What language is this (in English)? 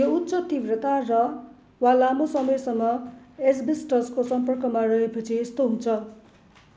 Nepali